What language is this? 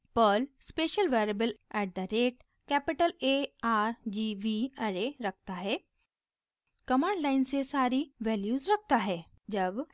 Hindi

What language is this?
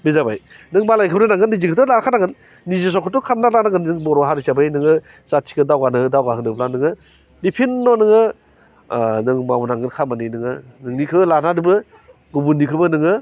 Bodo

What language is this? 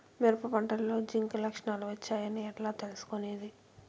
Telugu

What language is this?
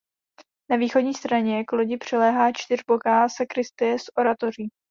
Czech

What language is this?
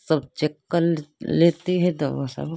Hindi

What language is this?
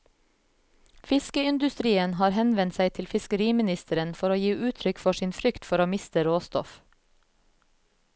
Norwegian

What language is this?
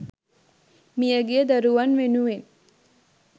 Sinhala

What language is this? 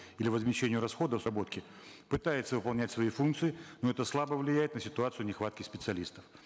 Kazakh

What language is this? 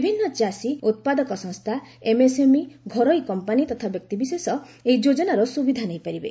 Odia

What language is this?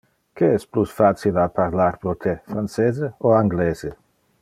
Interlingua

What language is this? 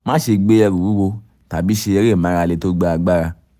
Yoruba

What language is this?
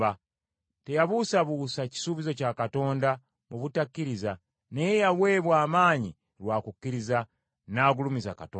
Ganda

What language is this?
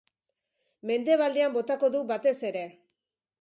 Basque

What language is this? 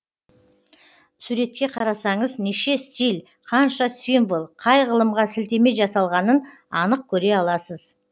Kazakh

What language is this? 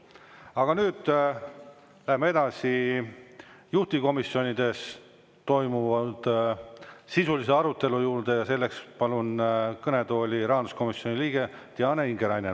Estonian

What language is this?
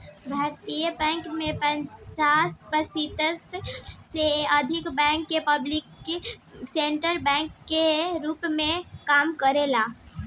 Bhojpuri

